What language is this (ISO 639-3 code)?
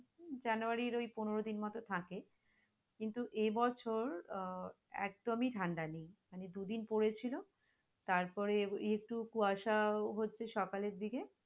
ben